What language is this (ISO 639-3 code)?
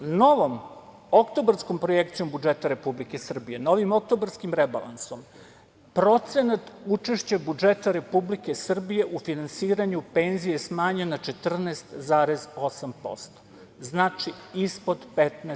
srp